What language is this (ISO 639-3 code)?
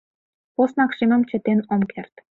chm